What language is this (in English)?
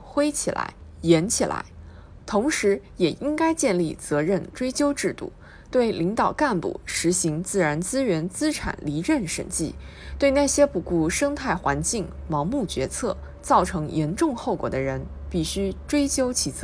Chinese